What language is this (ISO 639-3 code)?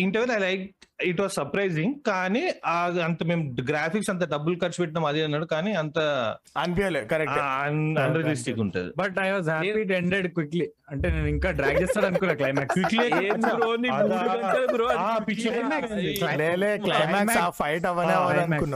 tel